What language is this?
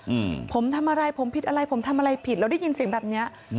Thai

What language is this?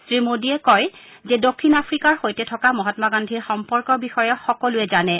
Assamese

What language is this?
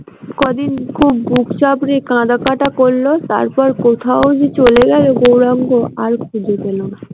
Bangla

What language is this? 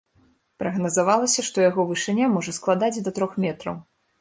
Belarusian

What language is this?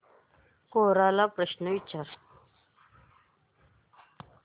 Marathi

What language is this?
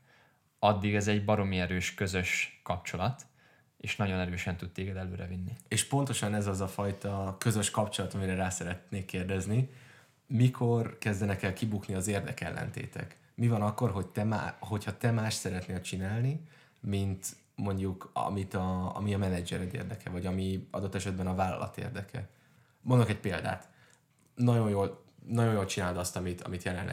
Hungarian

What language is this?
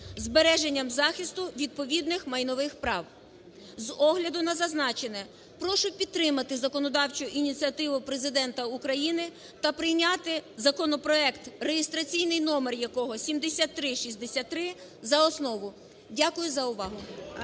Ukrainian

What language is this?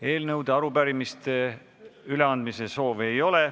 Estonian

